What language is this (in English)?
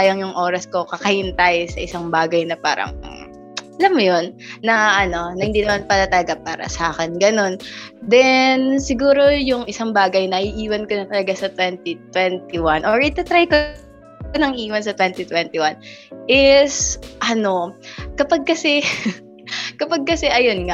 Filipino